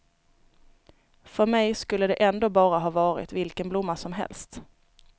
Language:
Swedish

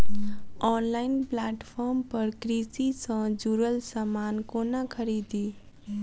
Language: Maithili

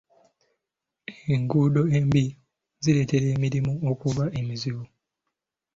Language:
Ganda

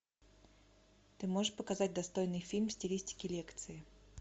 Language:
Russian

